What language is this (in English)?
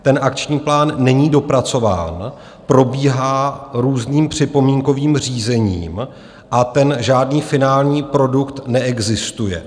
Czech